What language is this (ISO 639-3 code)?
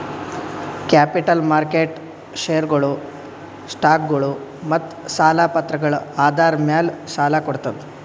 kan